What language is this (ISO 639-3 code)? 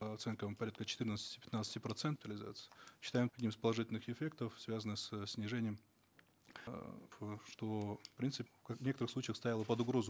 kaz